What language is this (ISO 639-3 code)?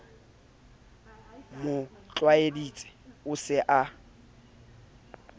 sot